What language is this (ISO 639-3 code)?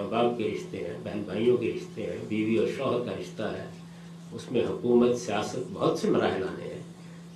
urd